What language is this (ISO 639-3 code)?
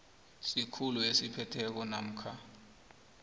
nbl